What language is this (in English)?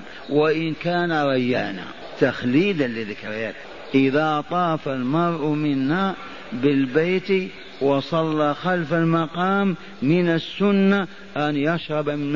Arabic